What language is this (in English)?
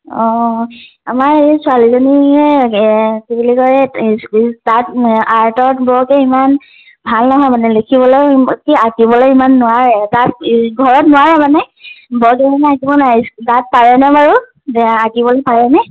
Assamese